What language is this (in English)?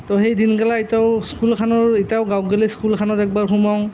Assamese